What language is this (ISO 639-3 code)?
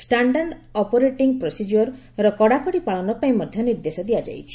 ori